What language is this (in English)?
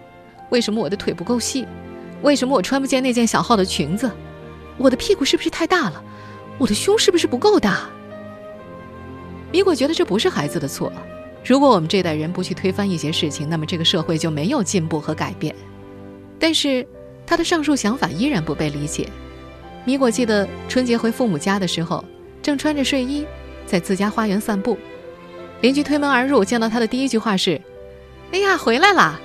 Chinese